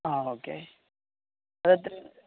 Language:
Malayalam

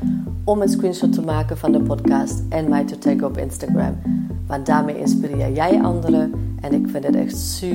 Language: Dutch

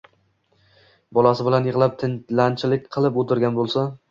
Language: Uzbek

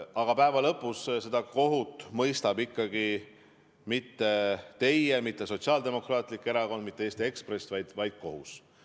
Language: Estonian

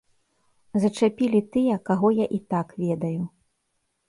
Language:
Belarusian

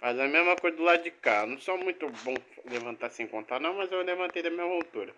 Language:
Portuguese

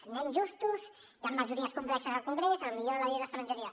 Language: Catalan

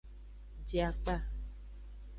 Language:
Aja (Benin)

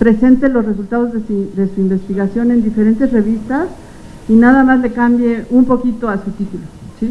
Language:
Spanish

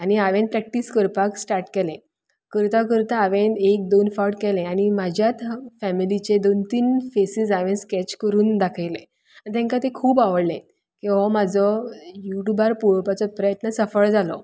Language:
Konkani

